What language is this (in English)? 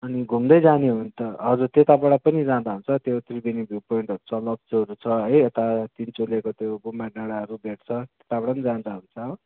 Nepali